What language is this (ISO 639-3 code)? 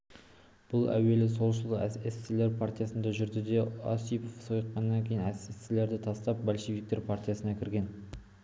kaz